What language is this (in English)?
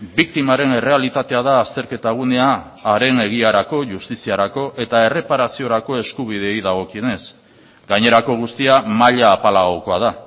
Basque